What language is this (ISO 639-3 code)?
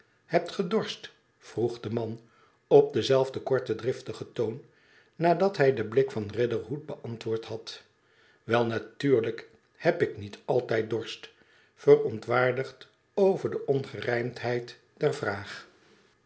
nld